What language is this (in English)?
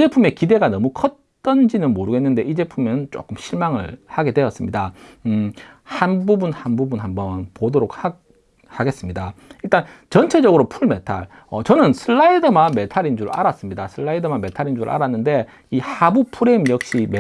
Korean